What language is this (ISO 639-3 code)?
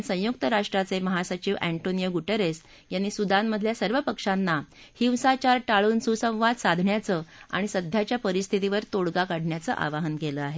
mar